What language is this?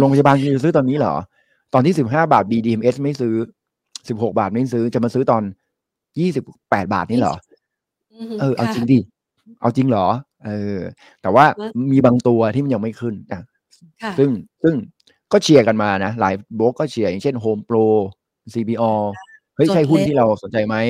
Thai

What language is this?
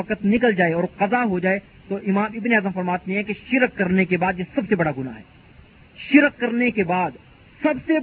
Urdu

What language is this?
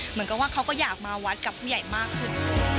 Thai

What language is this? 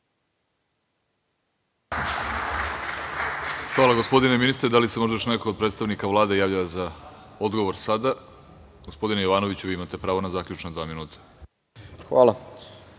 Serbian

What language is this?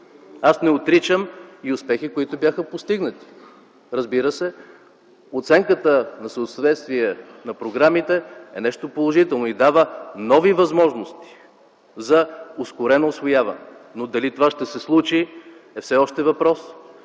Bulgarian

